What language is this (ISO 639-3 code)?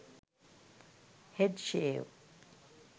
sin